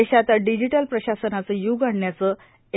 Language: Marathi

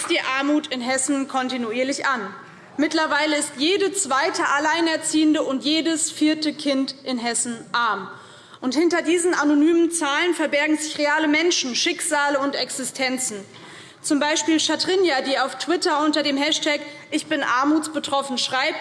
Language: German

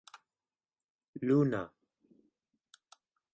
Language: Esperanto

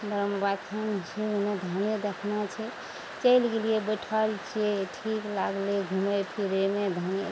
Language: Maithili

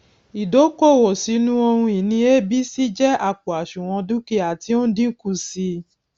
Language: Yoruba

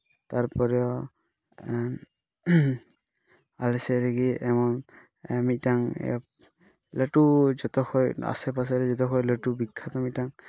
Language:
Santali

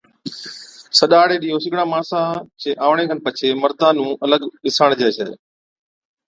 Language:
Od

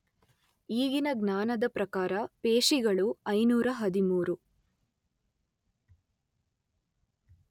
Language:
Kannada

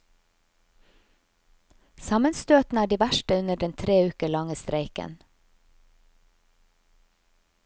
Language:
Norwegian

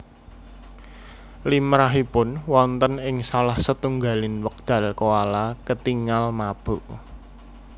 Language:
Javanese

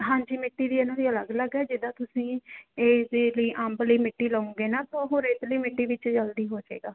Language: Punjabi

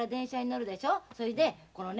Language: Japanese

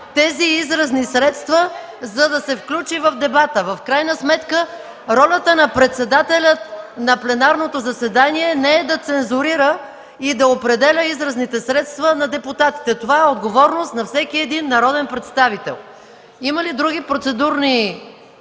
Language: Bulgarian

